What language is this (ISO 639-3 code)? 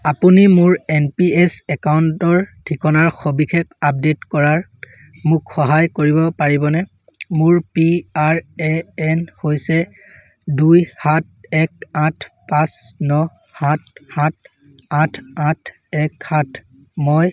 asm